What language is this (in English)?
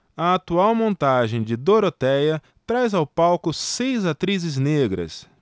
Portuguese